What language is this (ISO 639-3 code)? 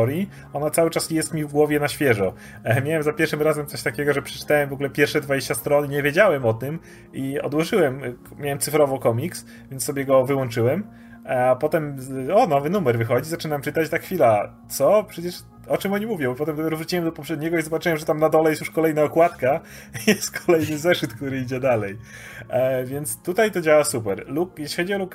pol